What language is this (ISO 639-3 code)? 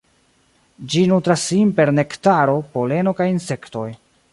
epo